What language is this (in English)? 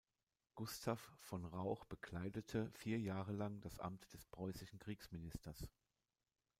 German